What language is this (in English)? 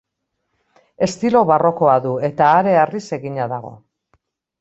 Basque